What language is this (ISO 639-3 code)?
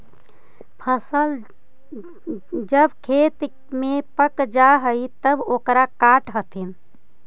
mag